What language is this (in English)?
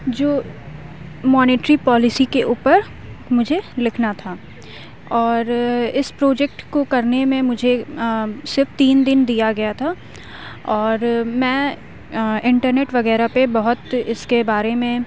Urdu